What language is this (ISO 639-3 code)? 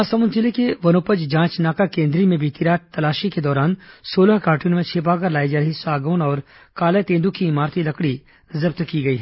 hin